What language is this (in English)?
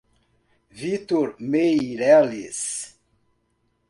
Portuguese